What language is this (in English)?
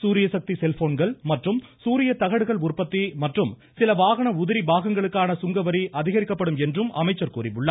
Tamil